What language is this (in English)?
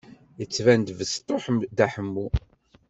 Kabyle